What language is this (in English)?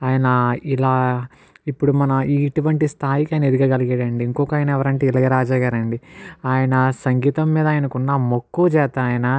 Telugu